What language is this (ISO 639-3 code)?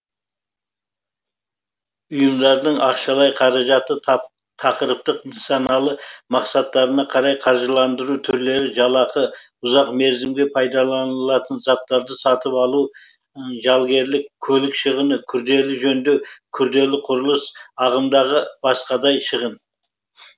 kaz